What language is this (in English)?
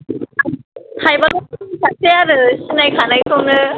Bodo